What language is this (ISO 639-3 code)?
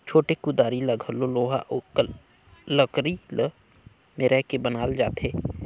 hne